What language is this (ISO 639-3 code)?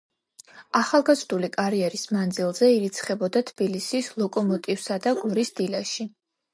kat